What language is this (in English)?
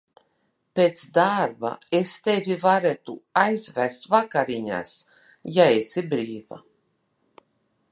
Latvian